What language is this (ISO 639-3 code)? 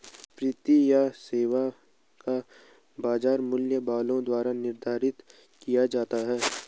hin